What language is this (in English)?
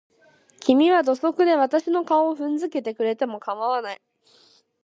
Japanese